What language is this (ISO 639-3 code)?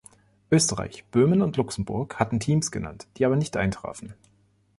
deu